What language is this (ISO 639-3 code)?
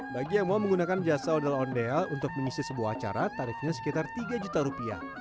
ind